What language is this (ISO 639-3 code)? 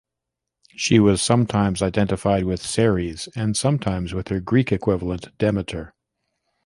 eng